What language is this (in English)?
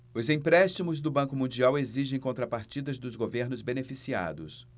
Portuguese